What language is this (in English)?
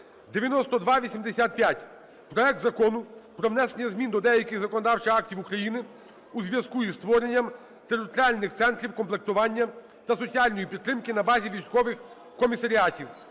Ukrainian